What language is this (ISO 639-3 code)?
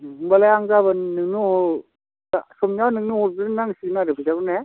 brx